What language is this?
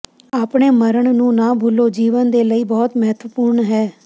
Punjabi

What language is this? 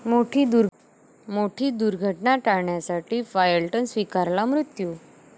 Marathi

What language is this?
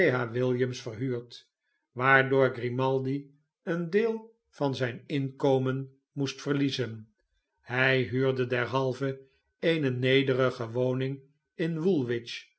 Dutch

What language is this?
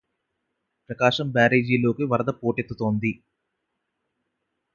Telugu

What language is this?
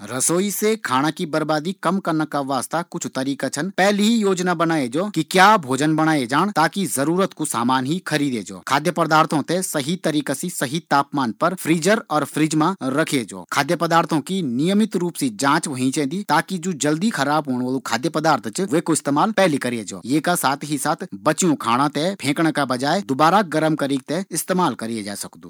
Garhwali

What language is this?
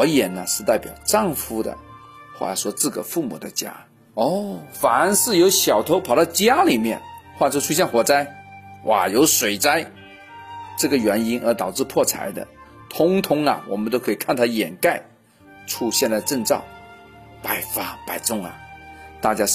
Chinese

